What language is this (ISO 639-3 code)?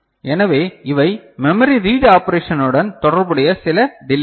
tam